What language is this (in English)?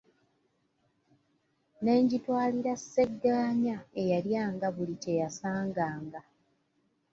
Ganda